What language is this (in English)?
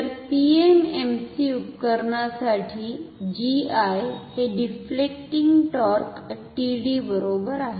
Marathi